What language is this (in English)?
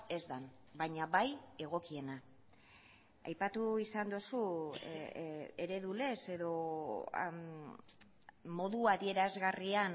Basque